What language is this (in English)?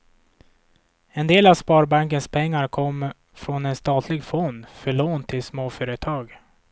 Swedish